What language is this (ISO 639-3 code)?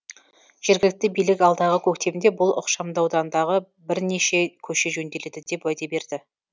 kaz